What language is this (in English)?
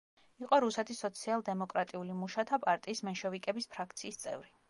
Georgian